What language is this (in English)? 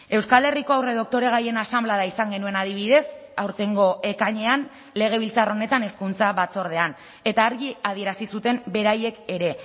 Basque